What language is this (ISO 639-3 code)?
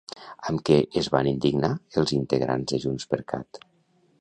cat